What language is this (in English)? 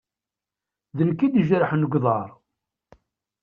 Kabyle